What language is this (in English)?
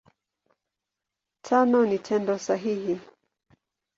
Swahili